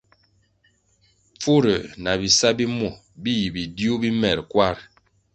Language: Kwasio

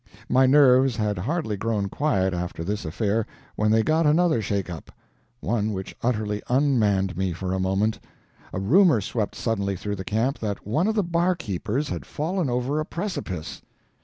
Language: English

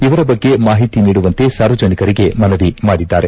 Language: Kannada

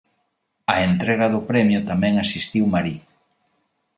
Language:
Galician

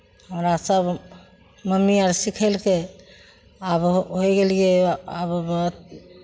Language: Maithili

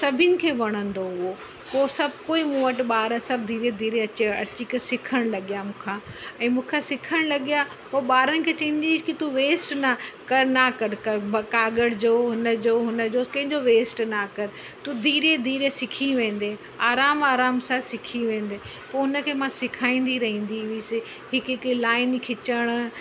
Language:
Sindhi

